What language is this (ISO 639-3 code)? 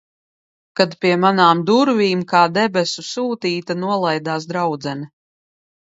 lav